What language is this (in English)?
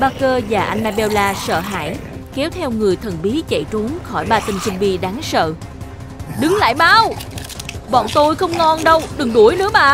Vietnamese